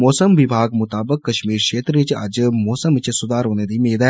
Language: Dogri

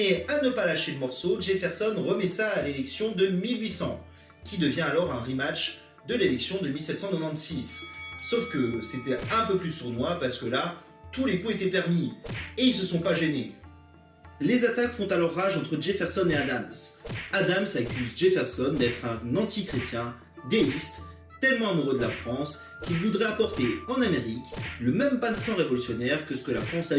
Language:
French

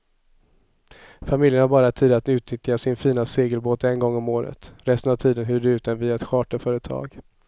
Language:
Swedish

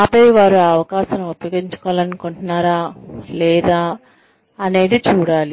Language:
Telugu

